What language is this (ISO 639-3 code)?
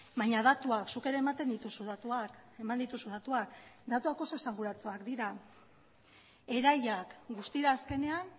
eus